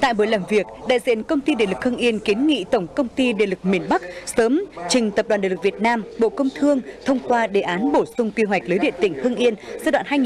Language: Vietnamese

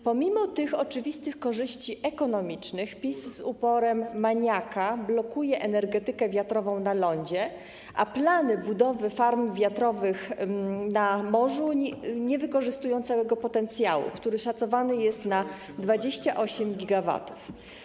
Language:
Polish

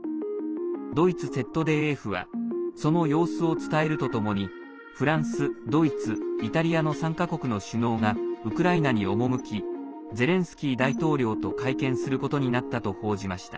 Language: Japanese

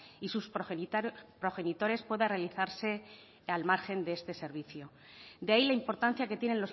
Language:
Spanish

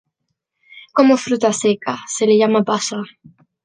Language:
Spanish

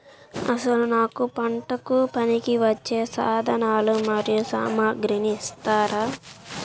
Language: Telugu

